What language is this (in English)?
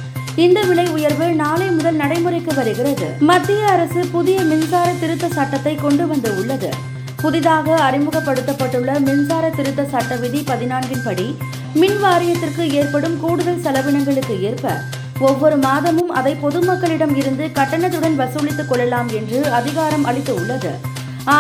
Tamil